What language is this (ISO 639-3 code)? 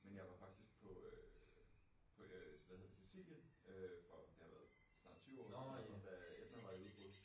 dan